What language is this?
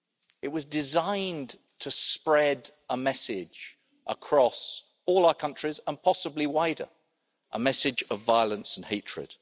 English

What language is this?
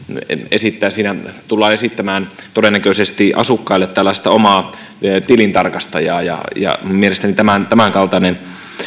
Finnish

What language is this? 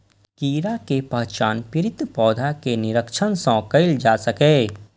Maithili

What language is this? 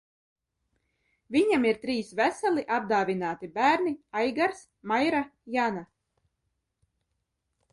Latvian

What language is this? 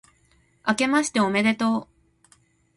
Japanese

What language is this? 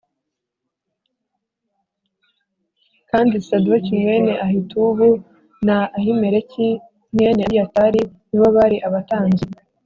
Kinyarwanda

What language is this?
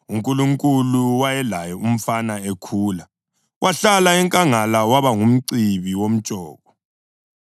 North Ndebele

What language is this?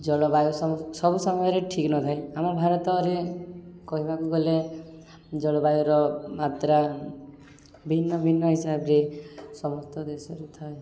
Odia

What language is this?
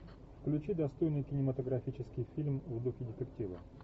Russian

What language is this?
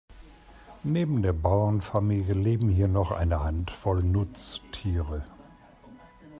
German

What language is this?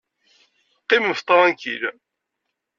Kabyle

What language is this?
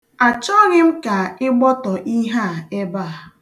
Igbo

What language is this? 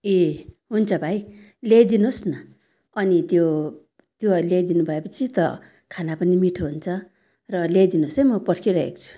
Nepali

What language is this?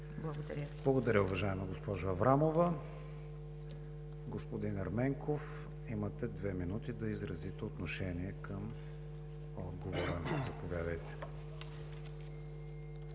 Bulgarian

